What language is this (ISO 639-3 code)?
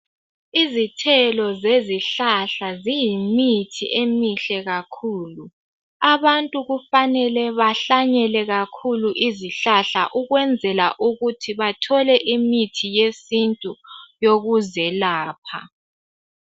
nde